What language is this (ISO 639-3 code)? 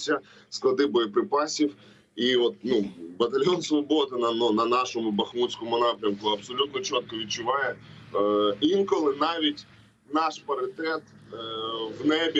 ukr